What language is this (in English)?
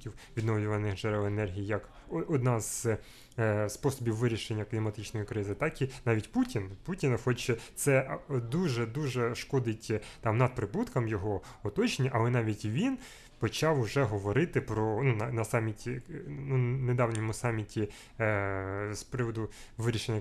Ukrainian